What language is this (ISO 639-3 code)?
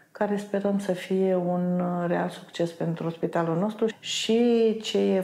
ron